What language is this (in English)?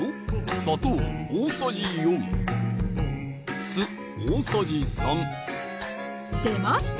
Japanese